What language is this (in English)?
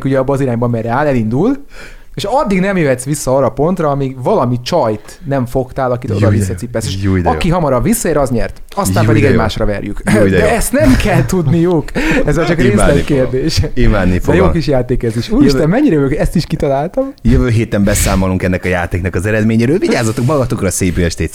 Hungarian